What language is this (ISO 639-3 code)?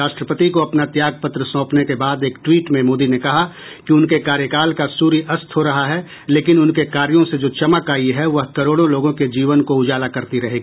hin